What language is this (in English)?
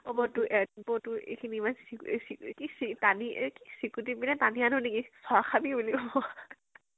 Assamese